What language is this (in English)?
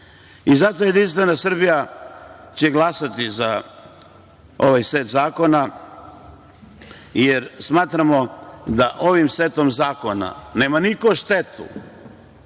Serbian